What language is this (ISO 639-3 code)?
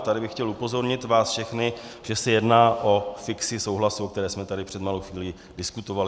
ces